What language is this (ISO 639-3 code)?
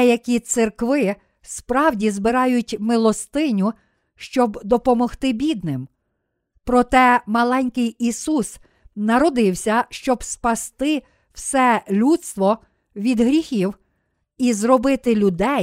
ukr